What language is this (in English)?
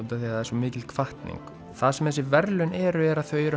Icelandic